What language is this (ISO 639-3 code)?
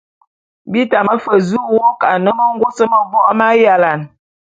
bum